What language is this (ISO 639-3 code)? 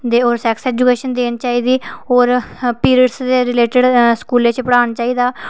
doi